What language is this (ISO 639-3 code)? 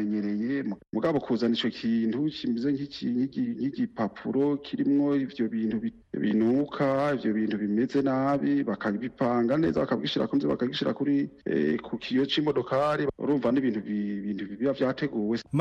swa